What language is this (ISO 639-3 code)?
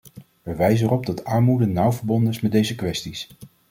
nld